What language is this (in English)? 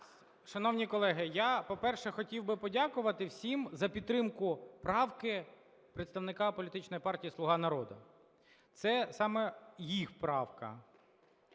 Ukrainian